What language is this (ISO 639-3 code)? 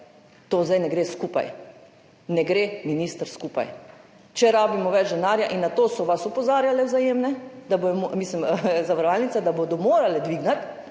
slv